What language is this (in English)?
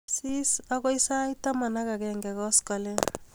Kalenjin